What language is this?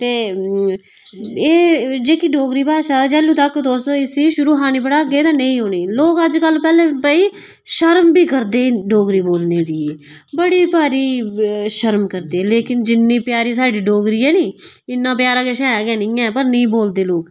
Dogri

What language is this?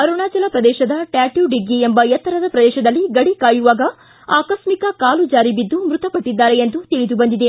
Kannada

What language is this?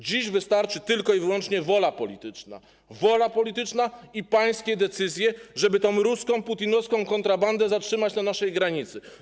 Polish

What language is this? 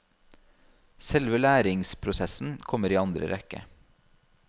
Norwegian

